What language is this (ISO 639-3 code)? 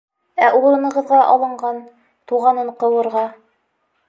bak